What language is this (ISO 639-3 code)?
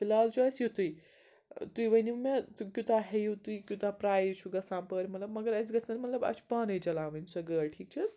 kas